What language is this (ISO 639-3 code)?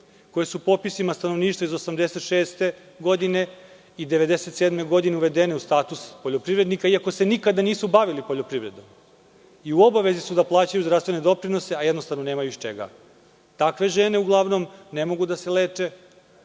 srp